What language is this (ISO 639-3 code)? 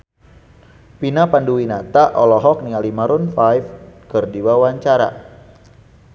sun